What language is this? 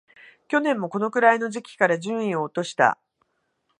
Japanese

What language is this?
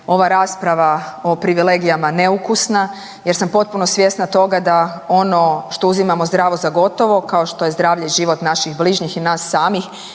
Croatian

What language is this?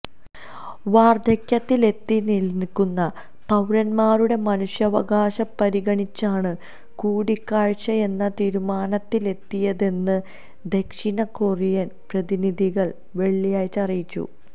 Malayalam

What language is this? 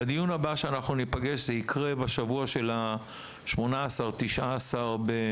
Hebrew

